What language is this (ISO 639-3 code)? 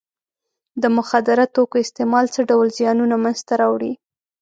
pus